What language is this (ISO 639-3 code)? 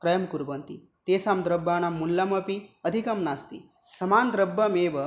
san